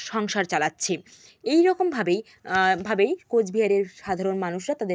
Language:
Bangla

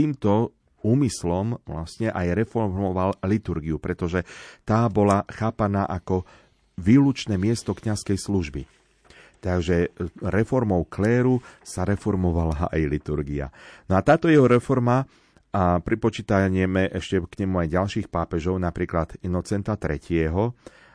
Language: Slovak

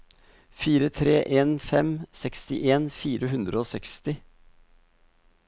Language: Norwegian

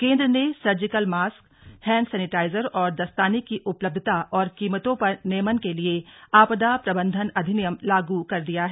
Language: Hindi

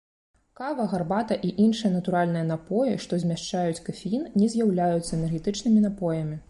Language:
Belarusian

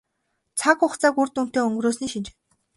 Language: Mongolian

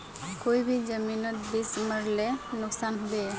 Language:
Magahi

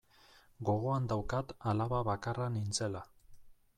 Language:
Basque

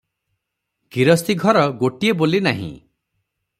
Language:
Odia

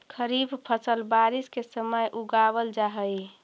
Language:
Magahi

